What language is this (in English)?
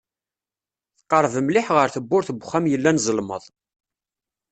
Kabyle